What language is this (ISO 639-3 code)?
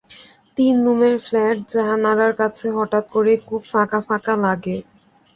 ben